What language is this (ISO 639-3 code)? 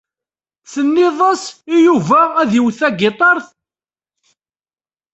kab